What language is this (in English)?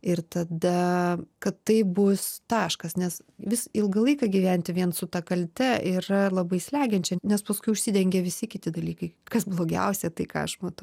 Lithuanian